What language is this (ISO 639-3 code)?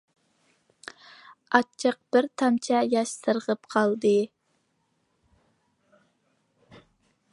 uig